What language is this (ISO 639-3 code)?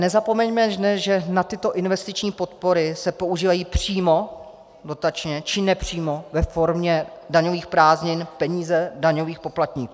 ces